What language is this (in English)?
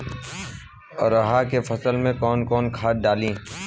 Bhojpuri